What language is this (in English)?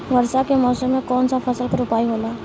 Bhojpuri